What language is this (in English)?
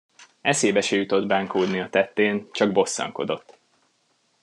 Hungarian